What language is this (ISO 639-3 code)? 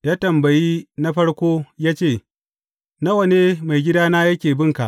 hau